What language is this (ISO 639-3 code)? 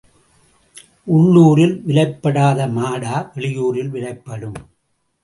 tam